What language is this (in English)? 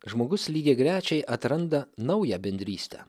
Lithuanian